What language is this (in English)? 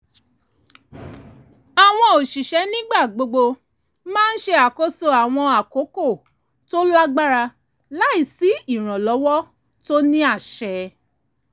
Yoruba